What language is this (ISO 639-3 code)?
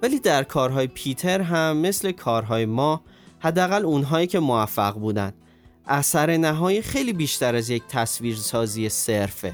fas